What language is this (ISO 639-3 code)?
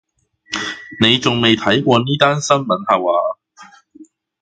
yue